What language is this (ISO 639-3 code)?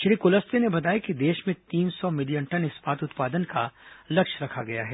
hin